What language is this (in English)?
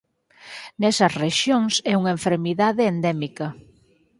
Galician